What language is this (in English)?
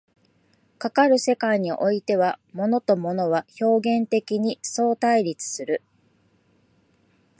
Japanese